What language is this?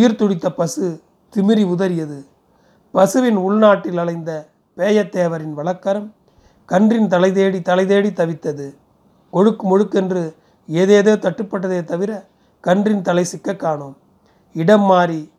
Tamil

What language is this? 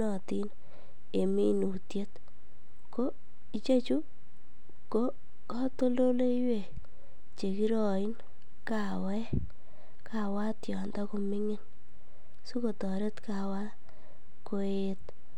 Kalenjin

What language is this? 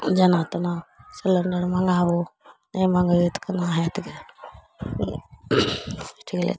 Maithili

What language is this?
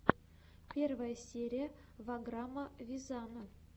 Russian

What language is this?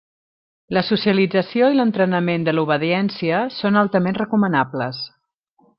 Catalan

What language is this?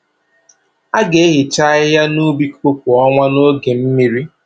Igbo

